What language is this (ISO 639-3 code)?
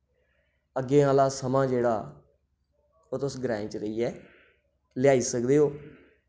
doi